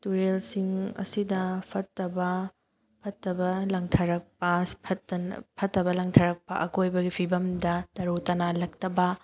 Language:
Manipuri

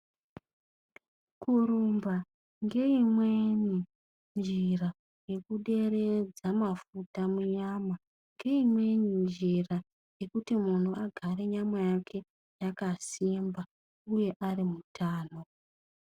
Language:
Ndau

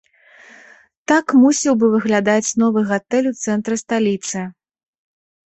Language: Belarusian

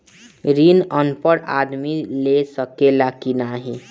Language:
Bhojpuri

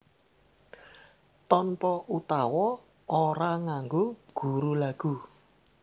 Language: Javanese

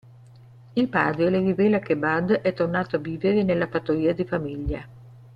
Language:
Italian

